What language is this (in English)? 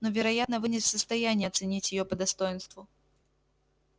Russian